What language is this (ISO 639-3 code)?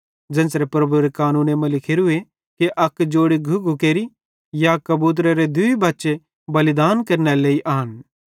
bhd